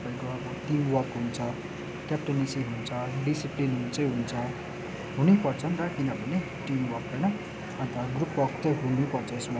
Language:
Nepali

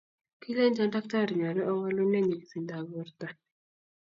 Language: Kalenjin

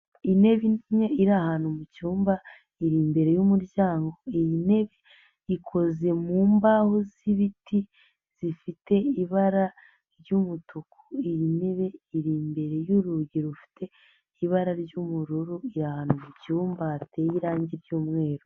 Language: Kinyarwanda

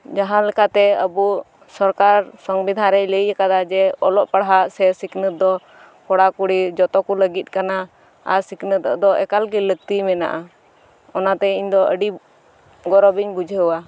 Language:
Santali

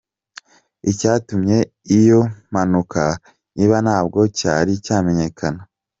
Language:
Kinyarwanda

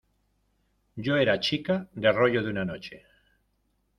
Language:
Spanish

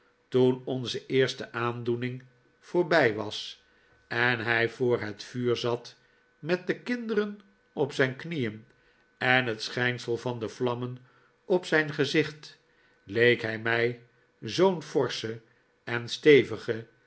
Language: Dutch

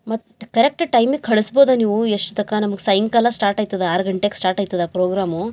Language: Kannada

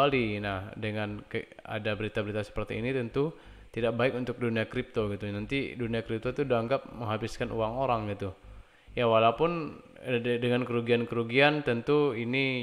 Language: Indonesian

